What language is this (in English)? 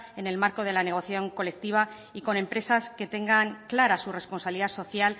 Spanish